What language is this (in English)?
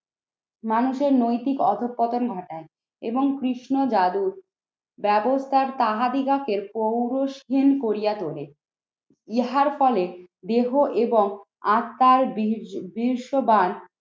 Bangla